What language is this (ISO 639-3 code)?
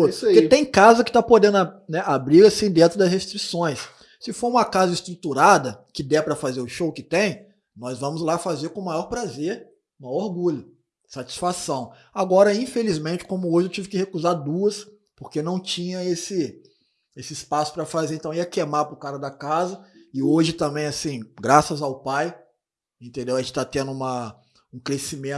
por